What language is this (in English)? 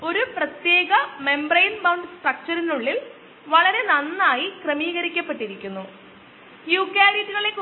Malayalam